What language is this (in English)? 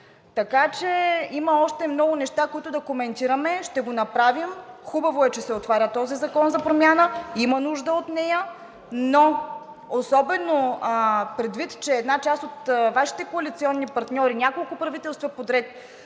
Bulgarian